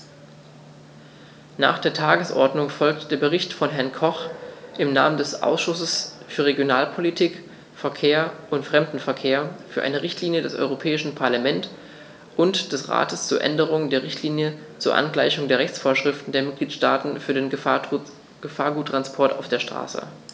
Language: German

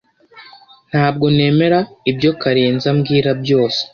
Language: Kinyarwanda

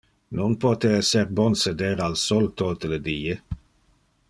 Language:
Interlingua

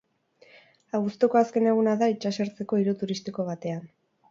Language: Basque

